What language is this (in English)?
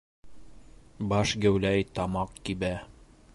Bashkir